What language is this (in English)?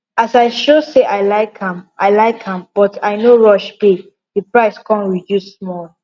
Nigerian Pidgin